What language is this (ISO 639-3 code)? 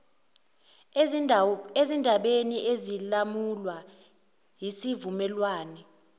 zul